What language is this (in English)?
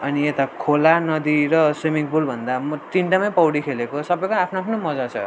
Nepali